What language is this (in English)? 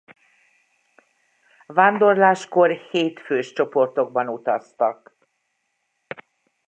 Hungarian